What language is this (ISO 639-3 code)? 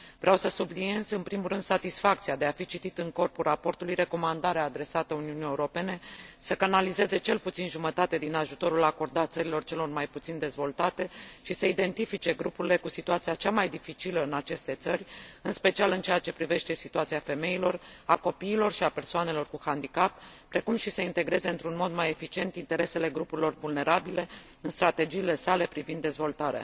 ron